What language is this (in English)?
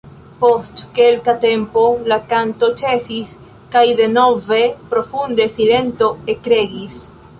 Esperanto